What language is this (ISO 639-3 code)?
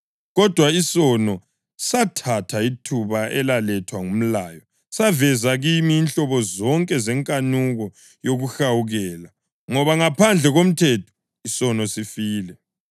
nde